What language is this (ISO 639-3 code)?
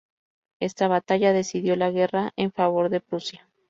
spa